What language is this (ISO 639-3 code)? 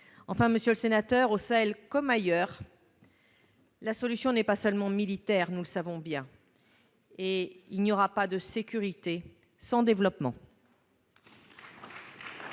fra